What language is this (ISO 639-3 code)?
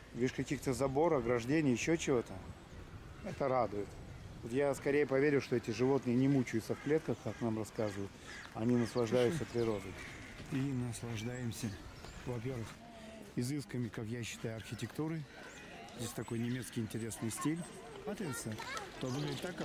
rus